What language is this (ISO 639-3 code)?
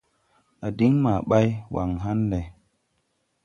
tui